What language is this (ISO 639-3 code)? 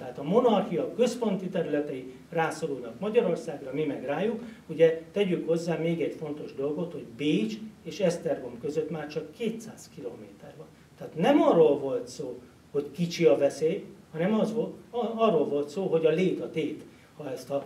hun